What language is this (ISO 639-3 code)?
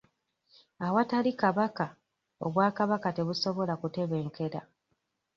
lug